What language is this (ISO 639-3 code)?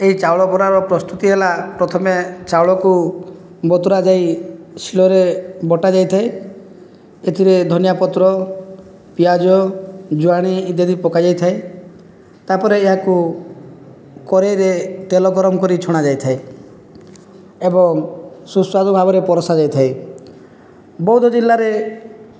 ori